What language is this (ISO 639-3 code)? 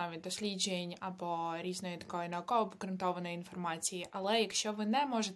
ukr